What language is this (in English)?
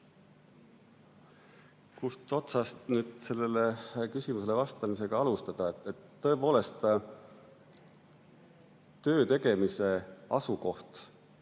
Estonian